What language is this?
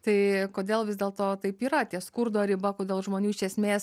Lithuanian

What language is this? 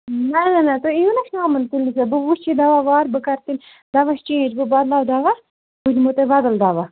Kashmiri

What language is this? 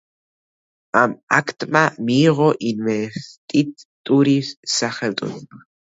Georgian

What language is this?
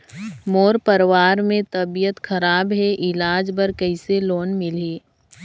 Chhattisgarhi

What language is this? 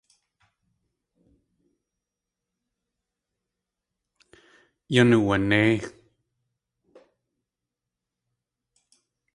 Tlingit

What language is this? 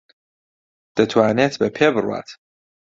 Central Kurdish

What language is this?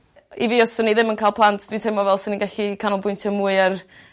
Welsh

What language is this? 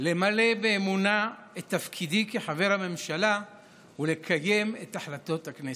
Hebrew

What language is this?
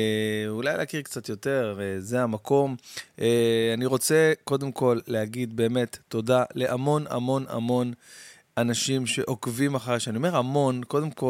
Hebrew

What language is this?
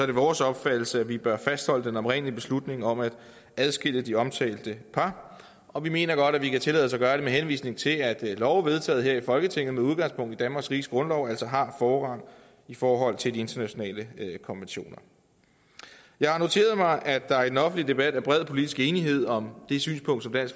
Danish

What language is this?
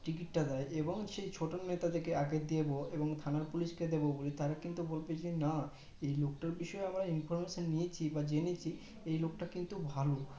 Bangla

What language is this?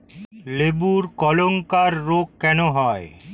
Bangla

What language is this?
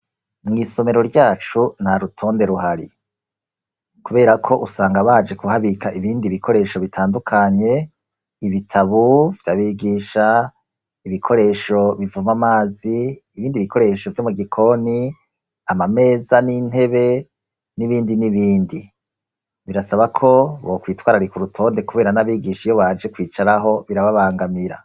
Rundi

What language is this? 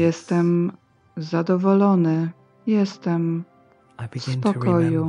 Polish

